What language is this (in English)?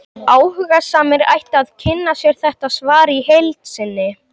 Icelandic